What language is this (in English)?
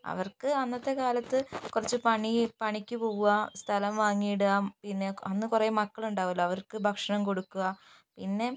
Malayalam